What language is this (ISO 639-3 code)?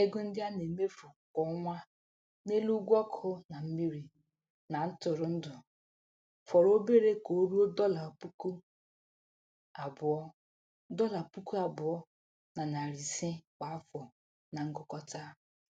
ibo